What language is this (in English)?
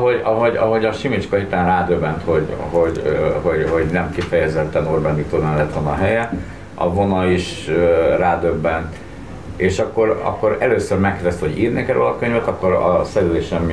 Hungarian